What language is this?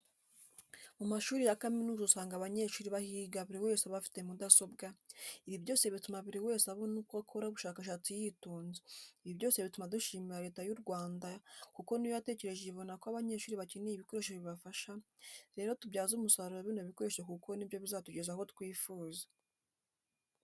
Kinyarwanda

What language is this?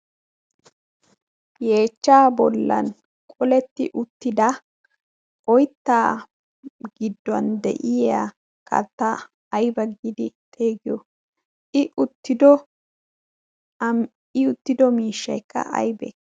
Wolaytta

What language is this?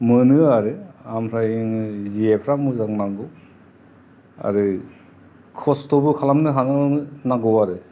Bodo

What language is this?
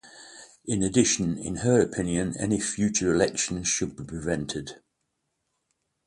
English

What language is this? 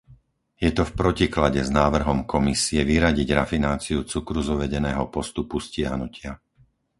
Slovak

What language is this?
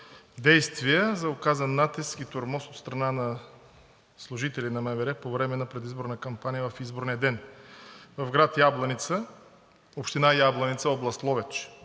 Bulgarian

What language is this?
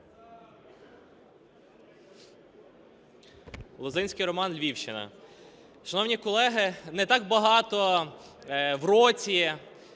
Ukrainian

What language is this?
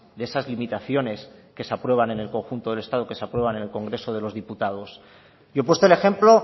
Spanish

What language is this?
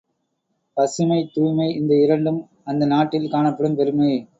Tamil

